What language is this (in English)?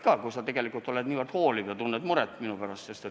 Estonian